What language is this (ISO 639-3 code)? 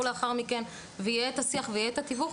heb